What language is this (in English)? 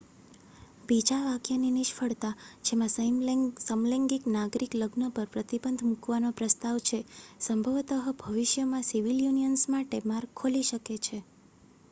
Gujarati